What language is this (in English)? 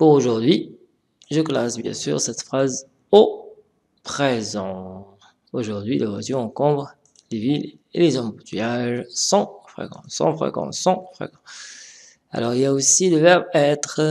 French